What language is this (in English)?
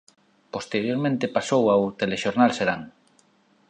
Galician